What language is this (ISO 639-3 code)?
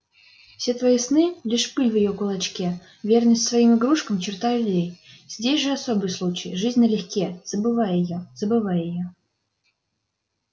rus